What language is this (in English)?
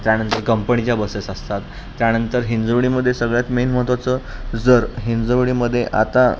Marathi